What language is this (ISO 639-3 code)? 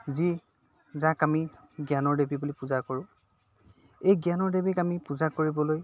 asm